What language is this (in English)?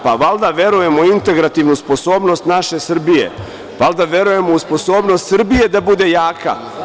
Serbian